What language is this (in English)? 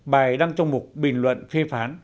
Vietnamese